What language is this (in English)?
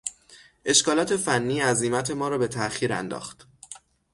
Persian